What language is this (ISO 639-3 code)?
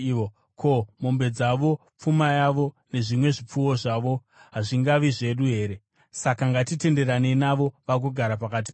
sna